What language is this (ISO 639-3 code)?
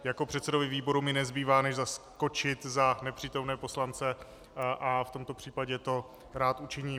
ces